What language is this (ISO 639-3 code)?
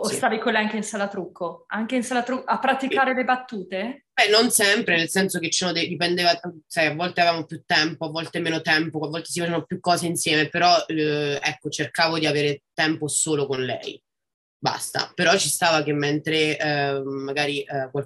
ita